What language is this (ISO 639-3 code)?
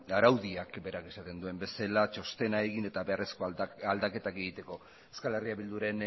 eus